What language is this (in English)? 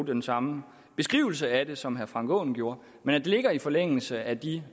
Danish